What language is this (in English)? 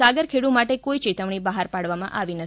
Gujarati